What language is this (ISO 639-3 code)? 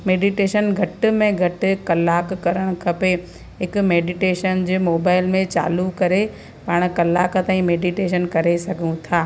snd